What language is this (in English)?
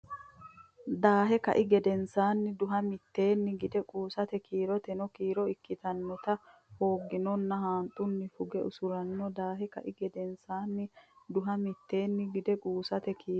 Sidamo